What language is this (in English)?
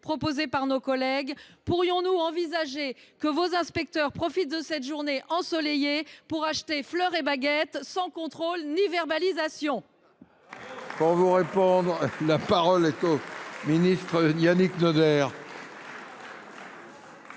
French